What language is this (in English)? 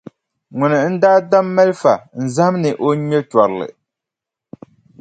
Dagbani